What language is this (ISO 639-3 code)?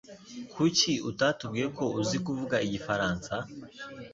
kin